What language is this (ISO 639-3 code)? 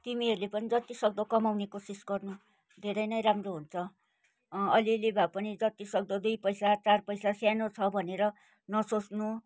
nep